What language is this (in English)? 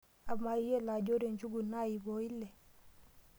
Masai